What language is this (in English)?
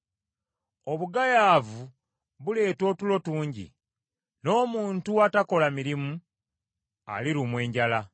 Ganda